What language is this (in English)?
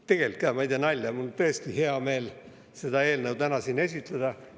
Estonian